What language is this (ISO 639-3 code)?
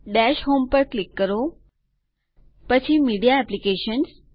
guj